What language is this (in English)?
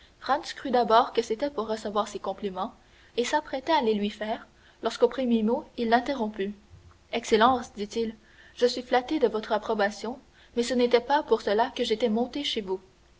French